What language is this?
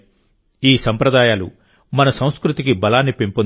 Telugu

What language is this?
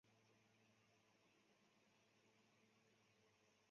Chinese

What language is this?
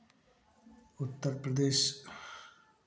Hindi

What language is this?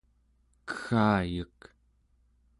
Central Yupik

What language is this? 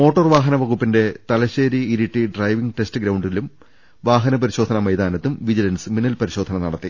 Malayalam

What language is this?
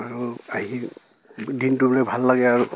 Assamese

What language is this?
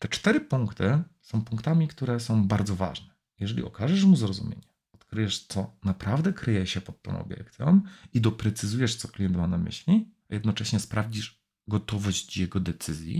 Polish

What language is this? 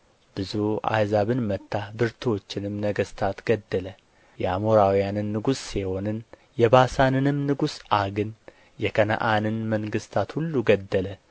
Amharic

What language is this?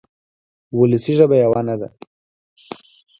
Pashto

